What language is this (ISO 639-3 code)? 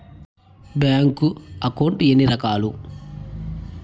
tel